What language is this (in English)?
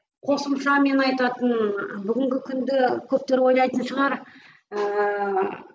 Kazakh